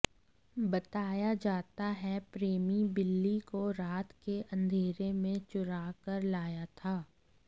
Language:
Hindi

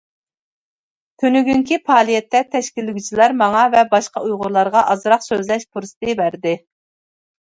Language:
Uyghur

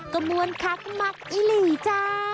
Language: Thai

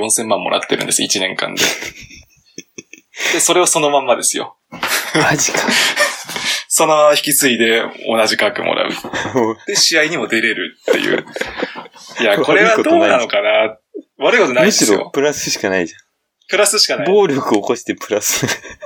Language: Japanese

